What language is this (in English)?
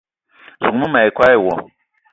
Eton (Cameroon)